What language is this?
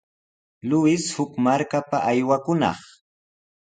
Sihuas Ancash Quechua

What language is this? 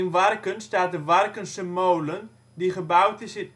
Dutch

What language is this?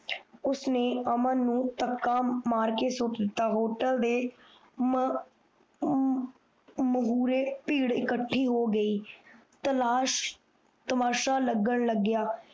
Punjabi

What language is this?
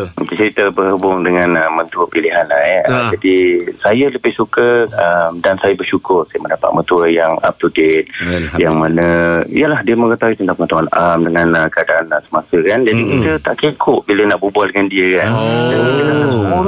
Malay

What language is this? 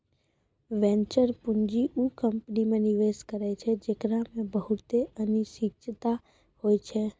Maithili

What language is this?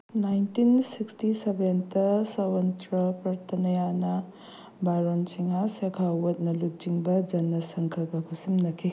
Manipuri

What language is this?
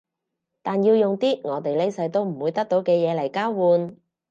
Cantonese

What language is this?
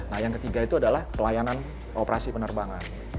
Indonesian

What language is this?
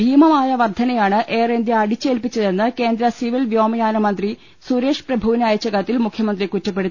Malayalam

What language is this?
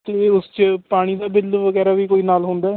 Punjabi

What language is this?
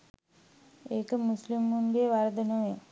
Sinhala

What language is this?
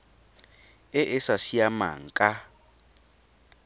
Tswana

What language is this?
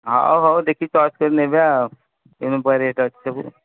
Odia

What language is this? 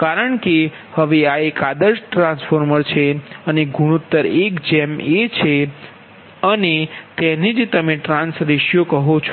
Gujarati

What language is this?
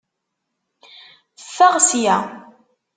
Kabyle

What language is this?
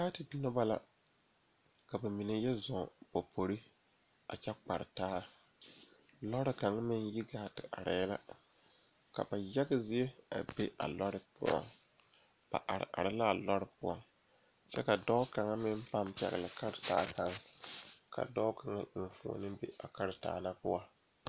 Southern Dagaare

